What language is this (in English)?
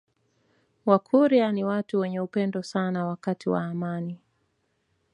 Swahili